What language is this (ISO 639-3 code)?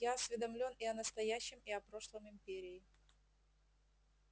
rus